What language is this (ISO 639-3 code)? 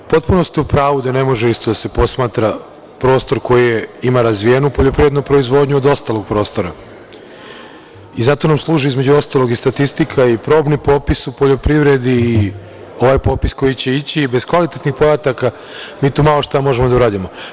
srp